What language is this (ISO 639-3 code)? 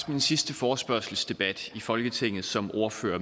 dan